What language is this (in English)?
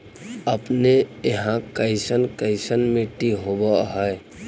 Magahi